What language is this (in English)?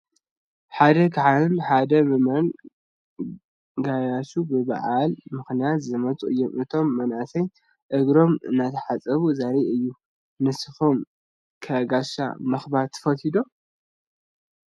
Tigrinya